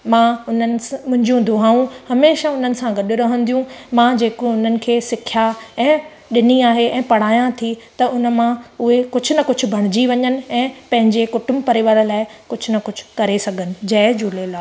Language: Sindhi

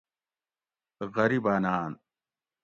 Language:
Gawri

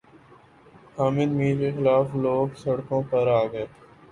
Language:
Urdu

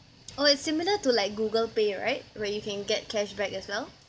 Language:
English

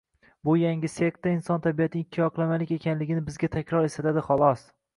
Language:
Uzbek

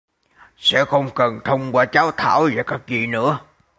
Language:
Vietnamese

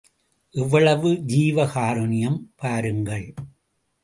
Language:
Tamil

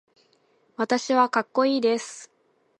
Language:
Japanese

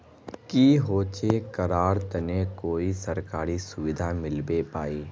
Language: Magahi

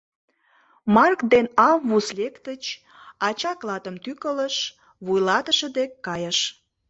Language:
Mari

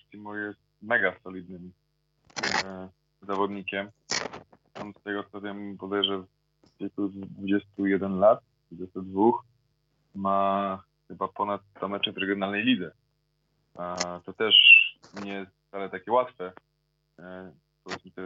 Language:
Polish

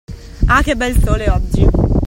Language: Italian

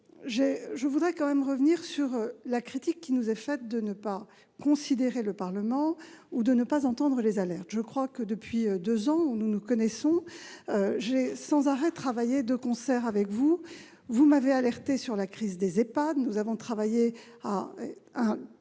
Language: French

